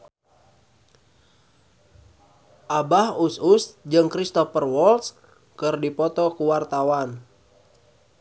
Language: Sundanese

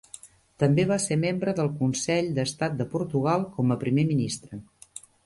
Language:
Catalan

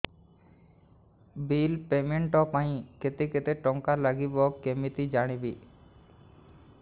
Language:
Odia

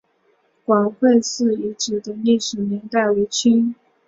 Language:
Chinese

